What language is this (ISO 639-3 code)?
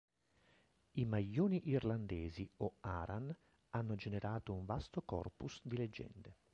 ita